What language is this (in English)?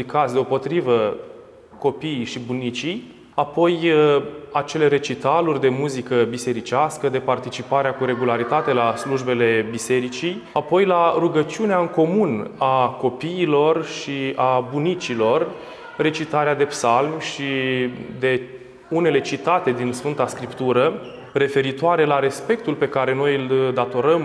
Romanian